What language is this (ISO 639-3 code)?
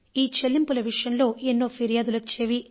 tel